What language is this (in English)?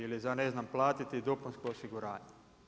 Croatian